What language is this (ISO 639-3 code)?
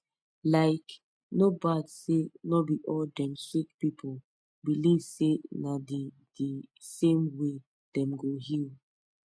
pcm